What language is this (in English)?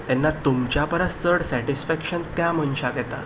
Konkani